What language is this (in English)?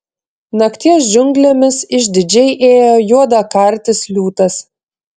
Lithuanian